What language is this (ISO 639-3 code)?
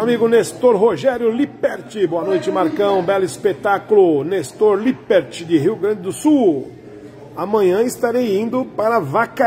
por